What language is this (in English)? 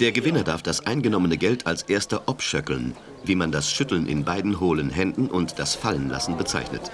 German